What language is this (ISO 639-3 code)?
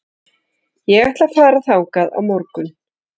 isl